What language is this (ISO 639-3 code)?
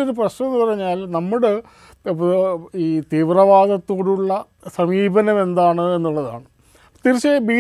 mal